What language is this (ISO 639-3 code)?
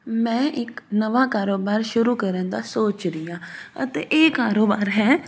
pan